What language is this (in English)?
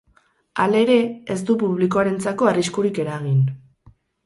Basque